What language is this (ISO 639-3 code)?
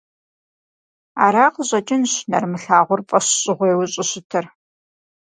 kbd